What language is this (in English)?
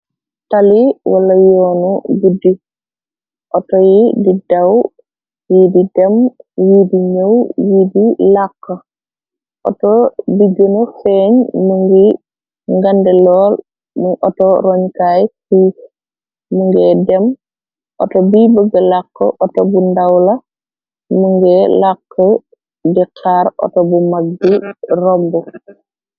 Wolof